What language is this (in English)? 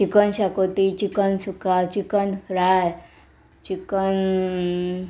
Konkani